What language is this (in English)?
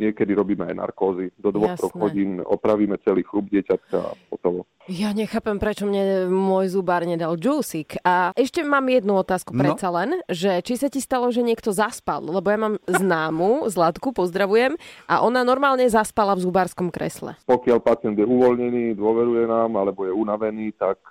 Slovak